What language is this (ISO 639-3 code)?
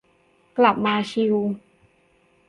tha